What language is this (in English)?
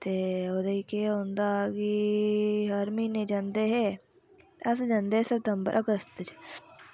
Dogri